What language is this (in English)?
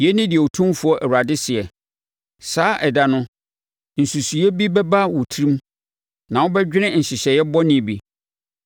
Akan